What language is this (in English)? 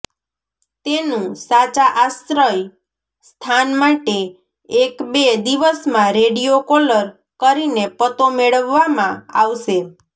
Gujarati